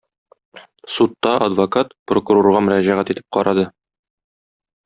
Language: Tatar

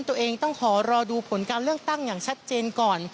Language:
Thai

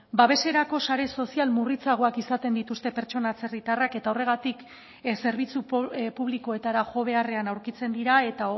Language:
Basque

